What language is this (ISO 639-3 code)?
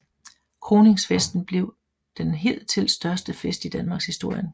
dan